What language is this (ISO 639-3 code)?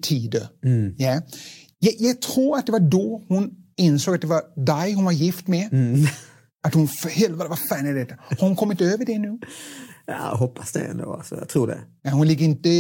swe